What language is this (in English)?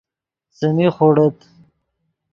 Yidgha